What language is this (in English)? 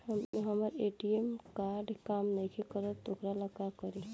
Bhojpuri